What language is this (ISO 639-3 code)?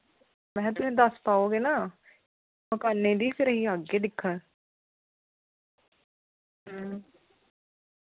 doi